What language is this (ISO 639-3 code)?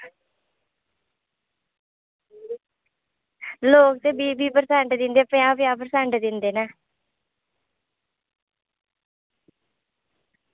doi